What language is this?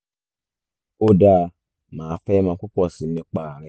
Yoruba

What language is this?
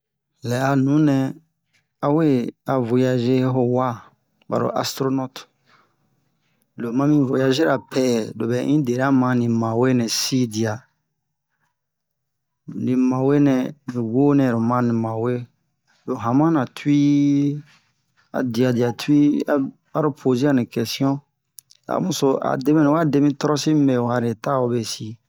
Bomu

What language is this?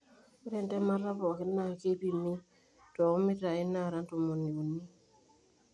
Masai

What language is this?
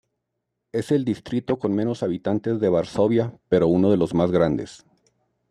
Spanish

